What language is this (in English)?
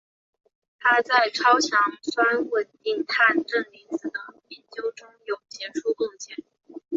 Chinese